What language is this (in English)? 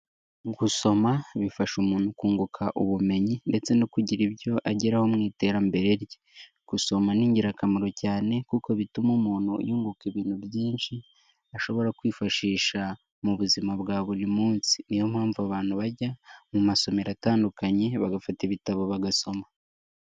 Kinyarwanda